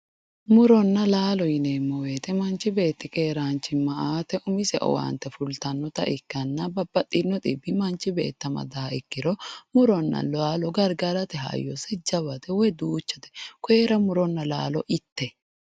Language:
Sidamo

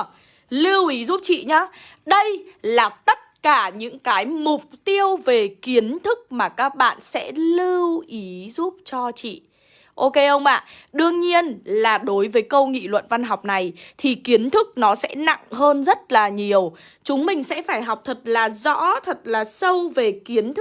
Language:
Vietnamese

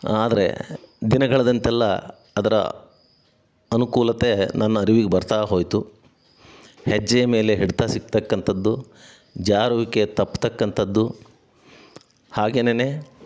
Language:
Kannada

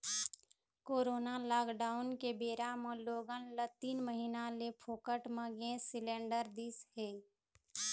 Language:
Chhattisgarhi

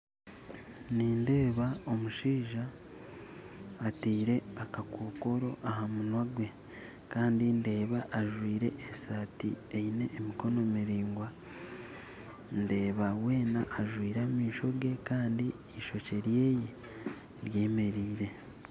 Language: Nyankole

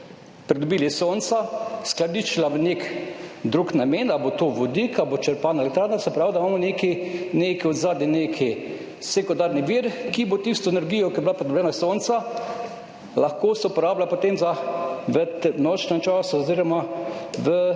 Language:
Slovenian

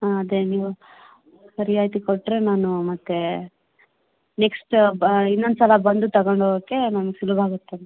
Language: Kannada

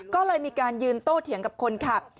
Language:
Thai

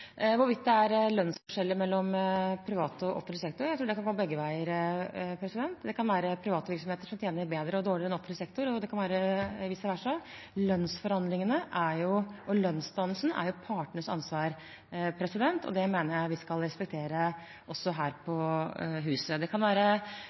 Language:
Norwegian Bokmål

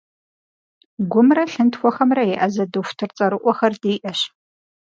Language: Kabardian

